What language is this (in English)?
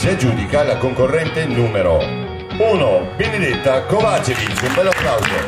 Italian